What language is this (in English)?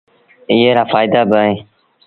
Sindhi Bhil